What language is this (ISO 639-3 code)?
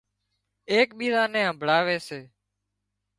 kxp